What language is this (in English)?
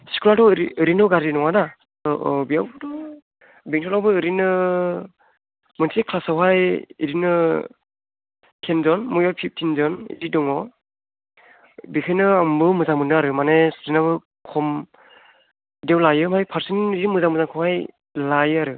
Bodo